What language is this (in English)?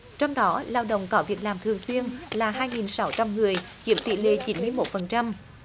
Vietnamese